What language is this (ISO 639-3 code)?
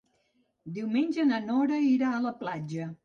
cat